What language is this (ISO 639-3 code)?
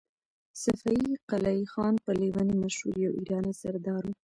pus